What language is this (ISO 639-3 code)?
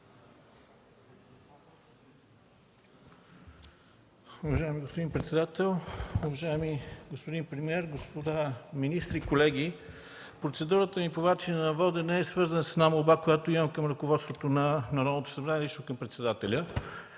bul